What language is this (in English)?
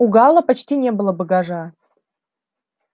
Russian